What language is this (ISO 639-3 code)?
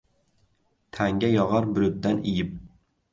uzb